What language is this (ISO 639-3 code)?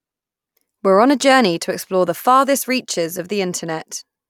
eng